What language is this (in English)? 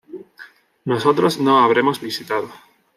Spanish